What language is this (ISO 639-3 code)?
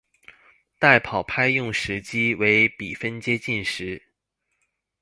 zho